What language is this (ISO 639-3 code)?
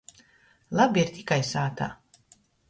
ltg